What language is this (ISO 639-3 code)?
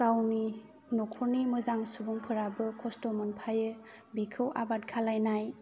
brx